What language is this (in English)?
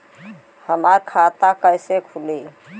Bhojpuri